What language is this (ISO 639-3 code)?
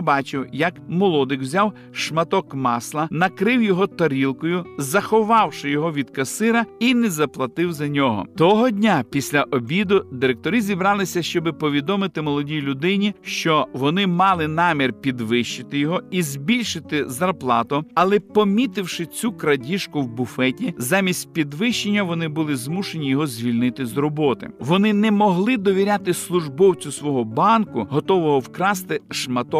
ukr